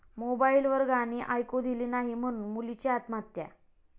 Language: Marathi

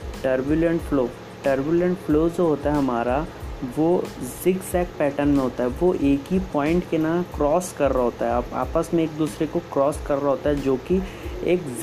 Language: Hindi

